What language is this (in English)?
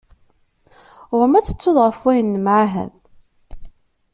Kabyle